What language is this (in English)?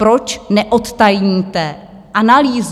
Czech